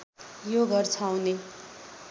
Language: Nepali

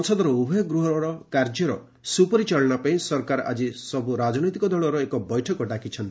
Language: Odia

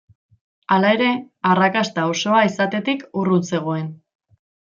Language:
Basque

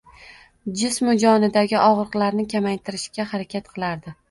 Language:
Uzbek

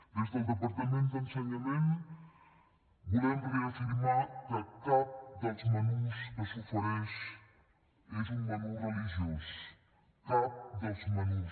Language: Catalan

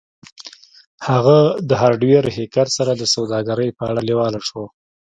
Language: Pashto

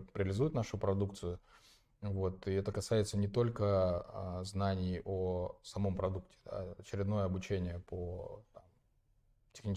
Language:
Russian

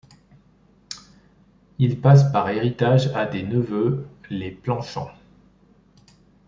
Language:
French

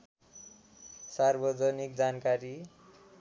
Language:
Nepali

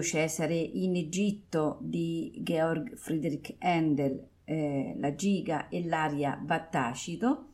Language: Italian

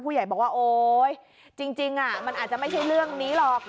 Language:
Thai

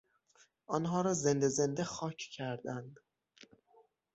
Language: Persian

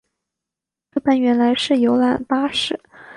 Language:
Chinese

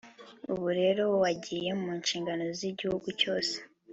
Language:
Kinyarwanda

